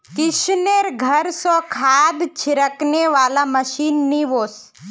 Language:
Magahi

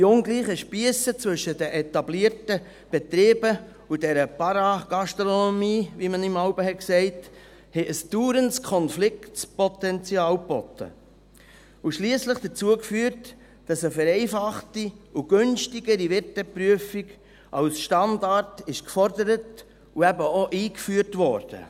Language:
Swiss German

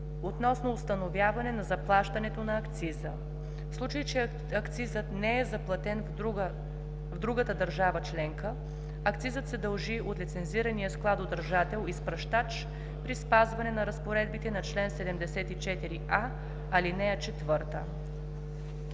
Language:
Bulgarian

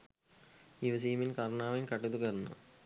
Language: Sinhala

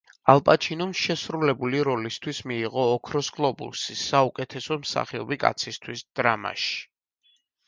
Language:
Georgian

